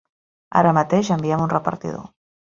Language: Catalan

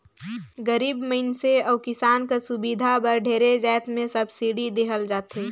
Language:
Chhattisgarhi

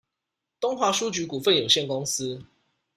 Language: Chinese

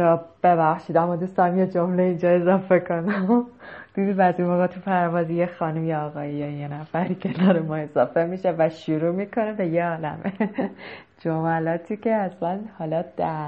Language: Persian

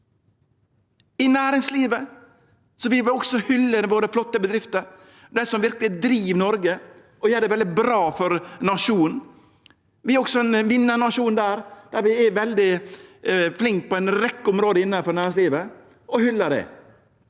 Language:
Norwegian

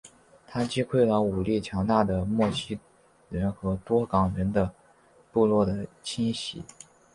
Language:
Chinese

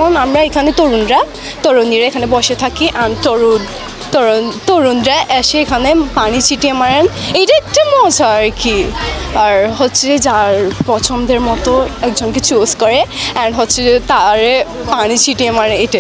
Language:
Bangla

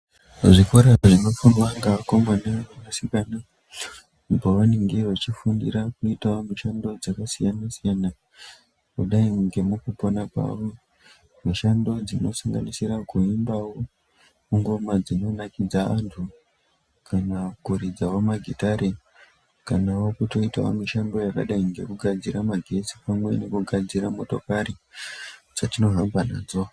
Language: Ndau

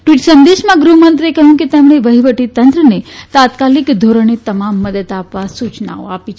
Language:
Gujarati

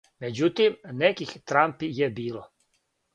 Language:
Serbian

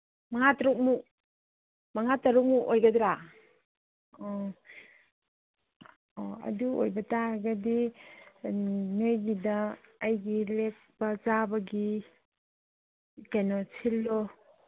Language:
Manipuri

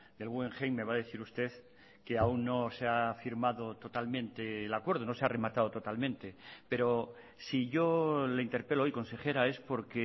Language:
Spanish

